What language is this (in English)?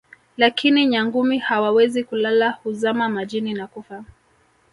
Swahili